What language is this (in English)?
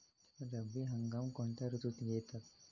Marathi